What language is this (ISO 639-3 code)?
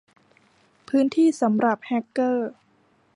tha